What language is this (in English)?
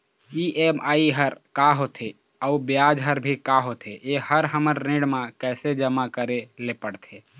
Chhattisgarhi